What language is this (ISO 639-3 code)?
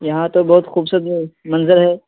urd